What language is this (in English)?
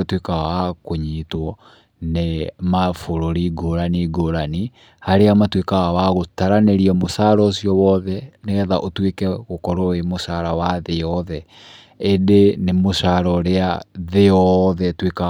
Kikuyu